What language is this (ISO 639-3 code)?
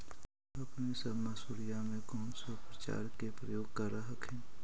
mag